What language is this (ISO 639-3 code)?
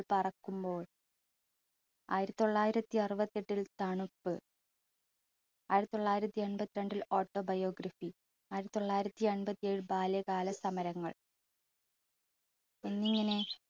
mal